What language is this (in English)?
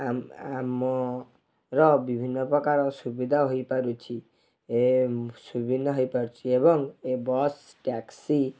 Odia